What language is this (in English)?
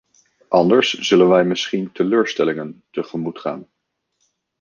Dutch